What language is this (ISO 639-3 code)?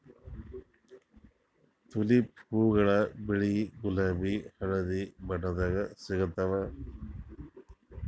kan